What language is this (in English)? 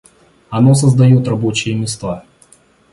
Russian